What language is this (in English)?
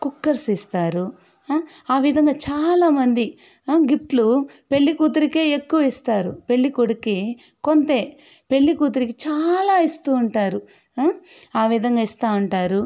Telugu